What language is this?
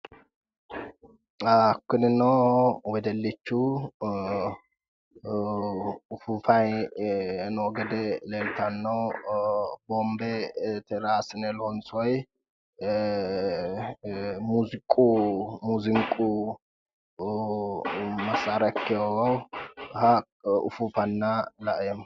Sidamo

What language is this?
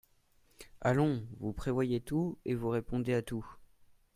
French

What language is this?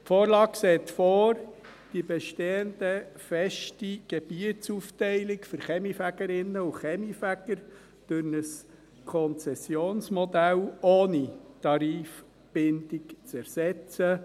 Swiss German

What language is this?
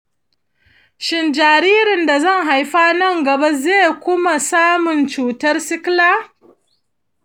Hausa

